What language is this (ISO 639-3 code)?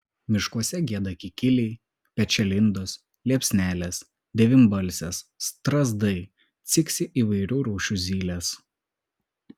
lit